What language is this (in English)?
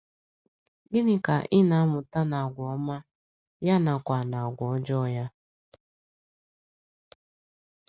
Igbo